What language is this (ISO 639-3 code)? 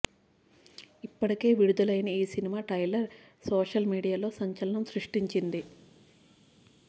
tel